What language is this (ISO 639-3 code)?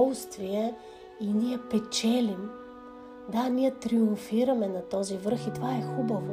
bul